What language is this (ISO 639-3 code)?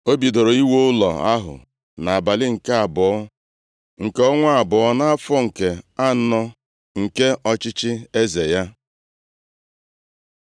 ibo